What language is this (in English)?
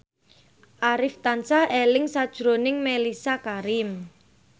Javanese